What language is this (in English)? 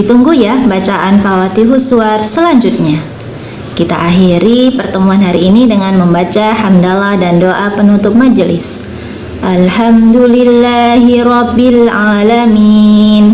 Indonesian